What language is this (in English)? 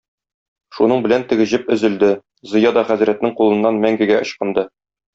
Tatar